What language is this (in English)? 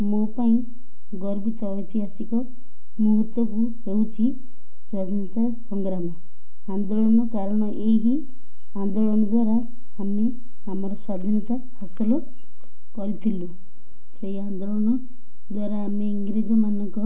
Odia